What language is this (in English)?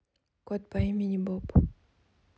Russian